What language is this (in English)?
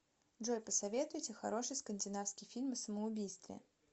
Russian